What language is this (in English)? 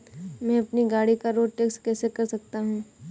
Hindi